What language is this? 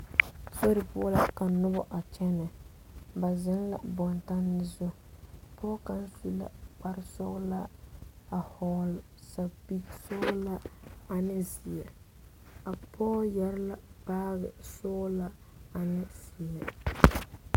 Southern Dagaare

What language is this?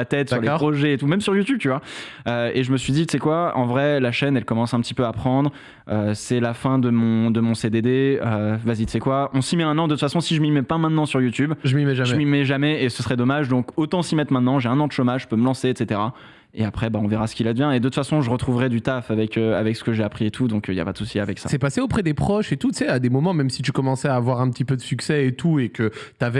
French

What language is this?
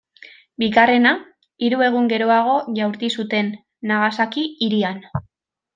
Basque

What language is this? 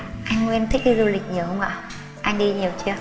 Vietnamese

